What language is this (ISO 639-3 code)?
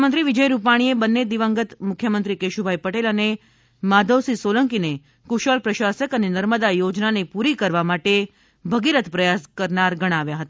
guj